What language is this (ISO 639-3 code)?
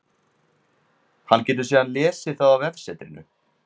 isl